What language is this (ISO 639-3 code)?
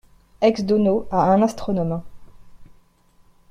fra